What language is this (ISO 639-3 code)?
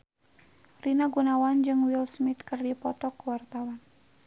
sun